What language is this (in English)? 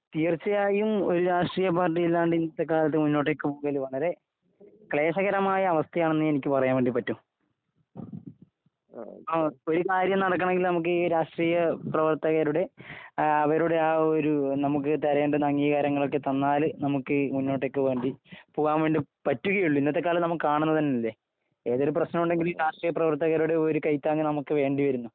Malayalam